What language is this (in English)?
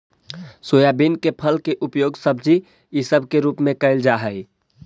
Magahi